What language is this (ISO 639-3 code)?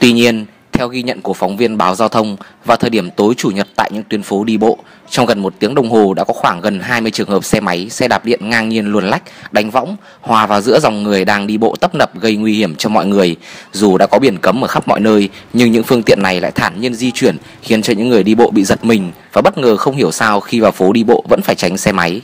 vie